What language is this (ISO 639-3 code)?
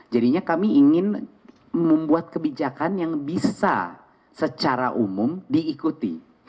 ind